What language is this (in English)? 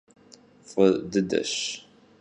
Kabardian